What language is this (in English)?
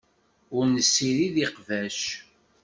Kabyle